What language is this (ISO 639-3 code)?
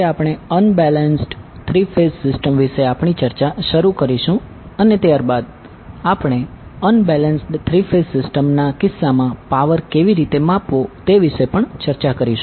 guj